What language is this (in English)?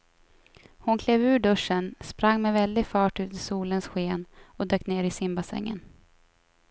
Swedish